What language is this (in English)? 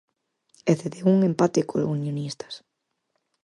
Galician